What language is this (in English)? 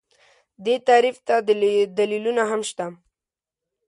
Pashto